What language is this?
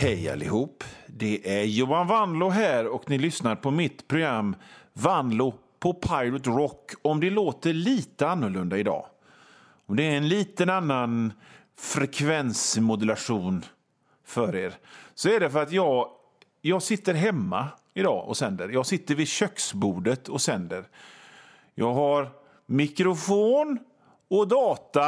Swedish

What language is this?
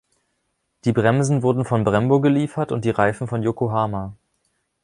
German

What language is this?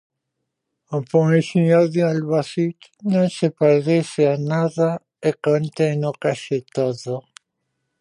Galician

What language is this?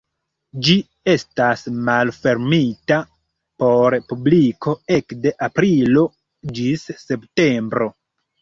Esperanto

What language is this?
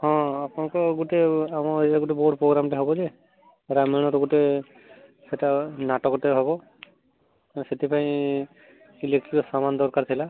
Odia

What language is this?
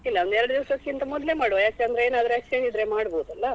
Kannada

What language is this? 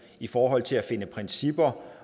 Danish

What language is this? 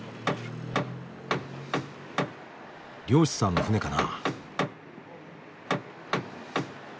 Japanese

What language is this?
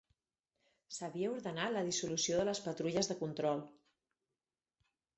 Catalan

